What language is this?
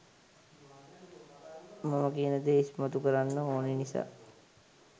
Sinhala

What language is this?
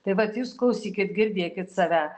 Lithuanian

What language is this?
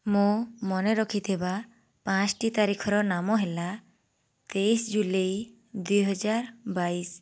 Odia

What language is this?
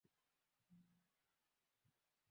Swahili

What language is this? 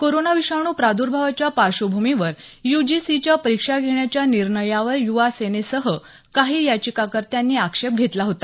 Marathi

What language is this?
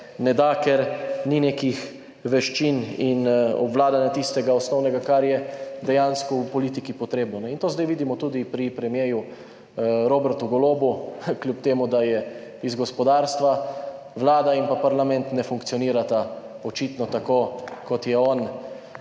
Slovenian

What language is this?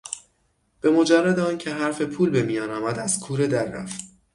Persian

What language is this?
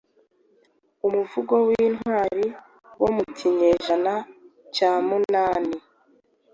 Kinyarwanda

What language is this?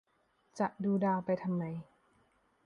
Thai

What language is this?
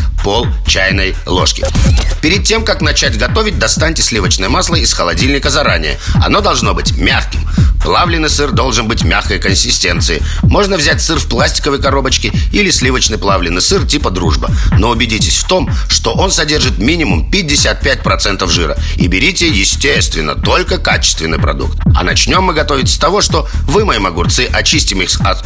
Russian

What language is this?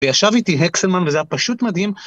Hebrew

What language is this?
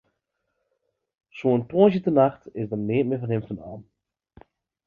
Western Frisian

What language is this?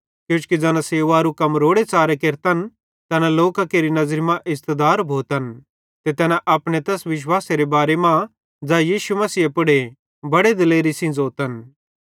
Bhadrawahi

